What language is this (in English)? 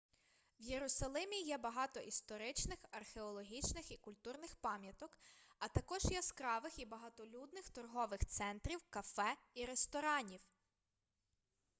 Ukrainian